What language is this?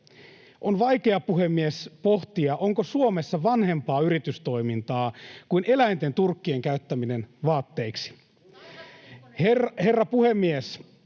Finnish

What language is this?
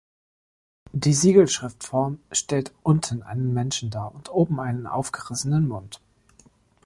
German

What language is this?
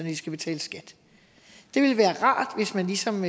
Danish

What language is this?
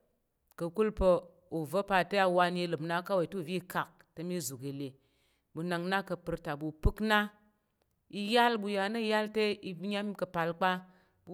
Tarok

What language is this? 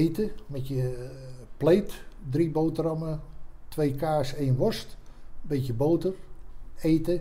Dutch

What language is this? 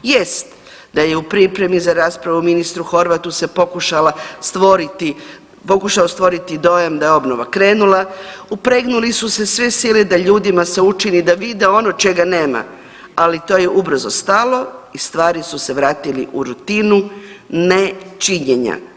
Croatian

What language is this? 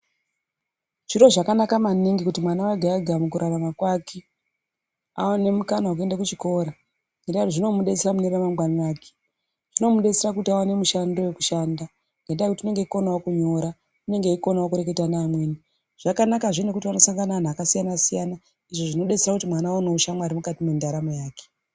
Ndau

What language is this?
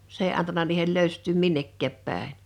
Finnish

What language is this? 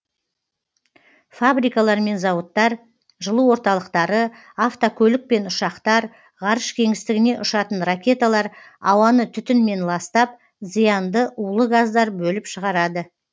Kazakh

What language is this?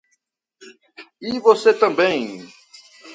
Portuguese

